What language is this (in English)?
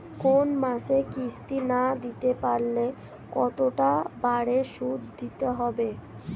Bangla